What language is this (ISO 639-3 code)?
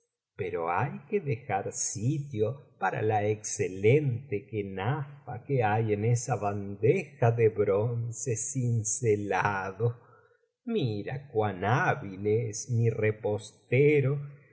spa